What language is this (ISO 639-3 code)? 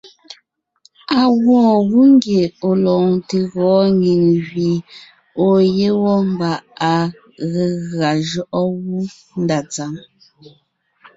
nnh